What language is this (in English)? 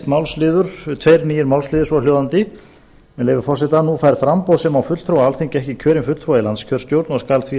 Icelandic